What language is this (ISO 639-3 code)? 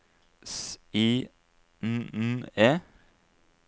nor